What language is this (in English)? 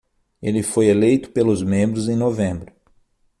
Portuguese